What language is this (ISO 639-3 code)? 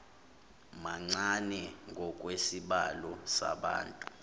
zul